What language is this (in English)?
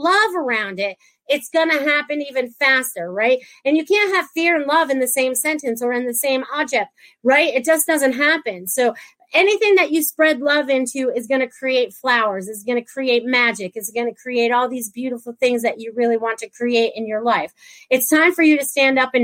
English